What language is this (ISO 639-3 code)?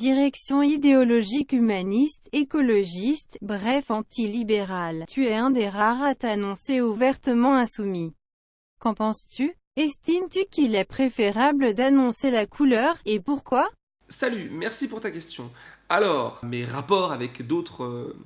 fra